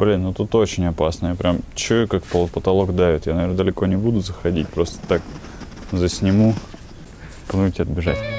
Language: Russian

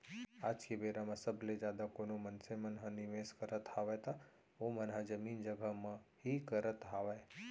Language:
Chhattisgarhi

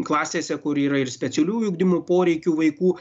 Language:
Lithuanian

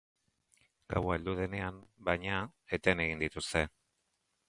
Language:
Basque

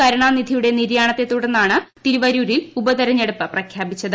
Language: Malayalam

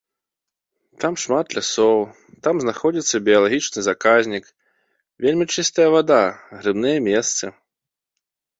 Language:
Belarusian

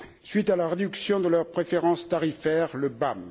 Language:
French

